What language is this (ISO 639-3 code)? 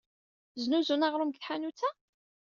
kab